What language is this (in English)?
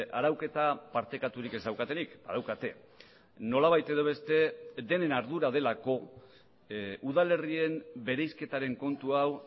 Basque